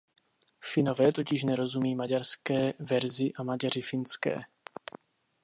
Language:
Czech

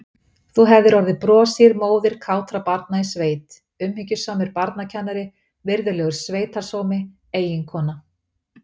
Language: Icelandic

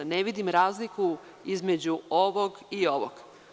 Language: Serbian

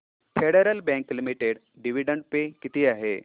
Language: Marathi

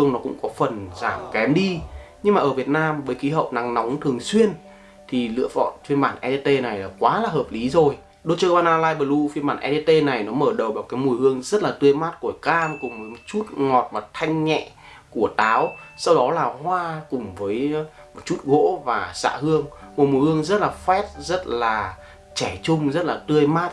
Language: Vietnamese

